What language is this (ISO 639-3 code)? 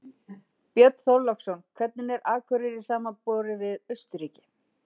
isl